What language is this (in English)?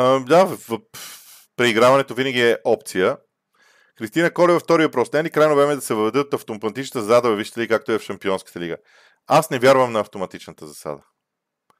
Bulgarian